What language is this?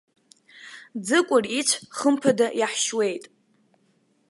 Abkhazian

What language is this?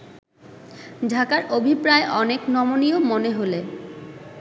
Bangla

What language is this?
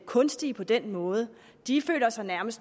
Danish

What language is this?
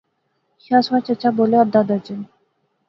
Pahari-Potwari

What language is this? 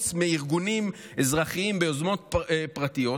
Hebrew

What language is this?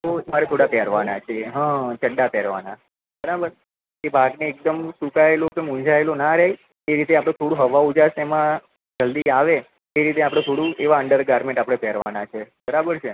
Gujarati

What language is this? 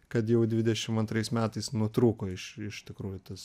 Lithuanian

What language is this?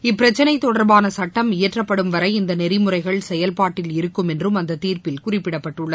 Tamil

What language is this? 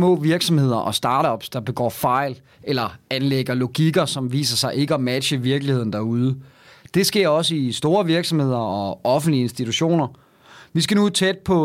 Danish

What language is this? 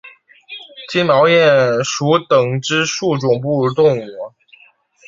Chinese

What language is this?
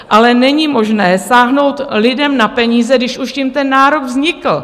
Czech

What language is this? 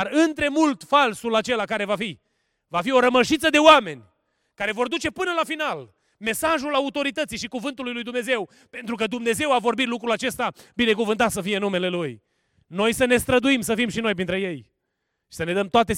Romanian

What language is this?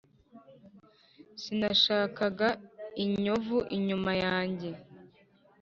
Kinyarwanda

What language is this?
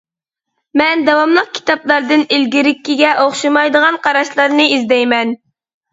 Uyghur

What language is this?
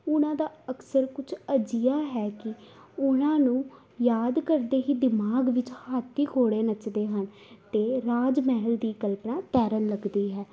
Punjabi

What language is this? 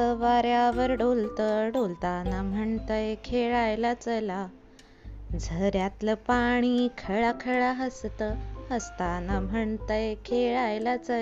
Marathi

